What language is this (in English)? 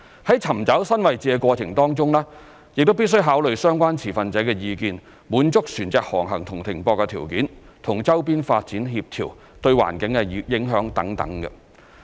Cantonese